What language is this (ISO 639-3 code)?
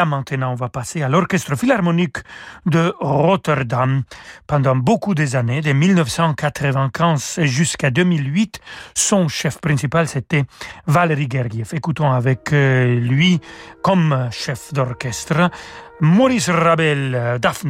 fra